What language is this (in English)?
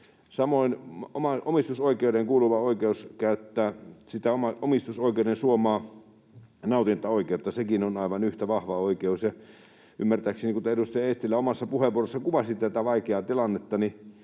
Finnish